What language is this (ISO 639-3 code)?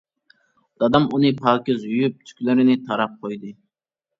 uig